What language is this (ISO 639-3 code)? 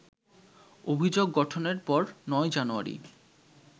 ben